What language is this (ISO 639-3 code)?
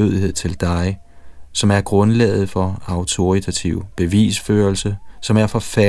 dan